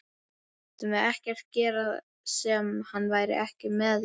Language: Icelandic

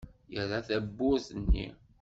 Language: Kabyle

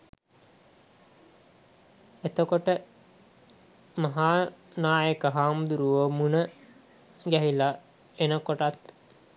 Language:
Sinhala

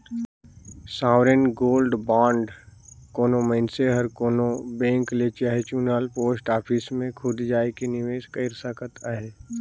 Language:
Chhattisgarhi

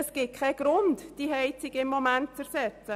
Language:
Swiss German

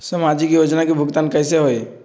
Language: Magahi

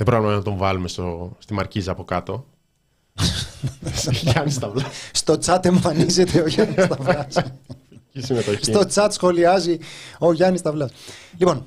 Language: Greek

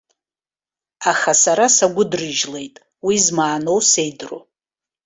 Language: Abkhazian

